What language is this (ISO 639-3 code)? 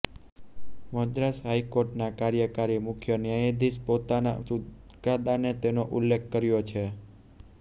guj